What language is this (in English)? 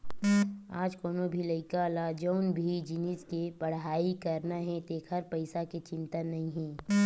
Chhattisgarhi